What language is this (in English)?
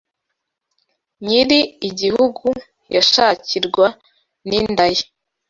Kinyarwanda